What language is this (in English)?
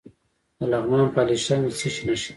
Pashto